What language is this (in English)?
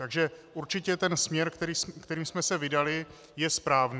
Czech